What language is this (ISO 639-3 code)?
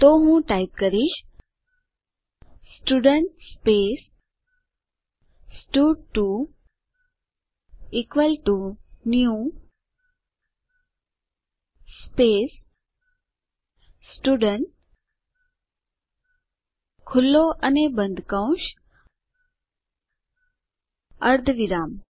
guj